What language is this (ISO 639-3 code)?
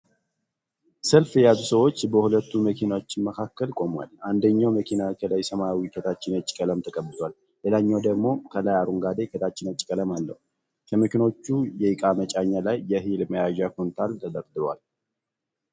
amh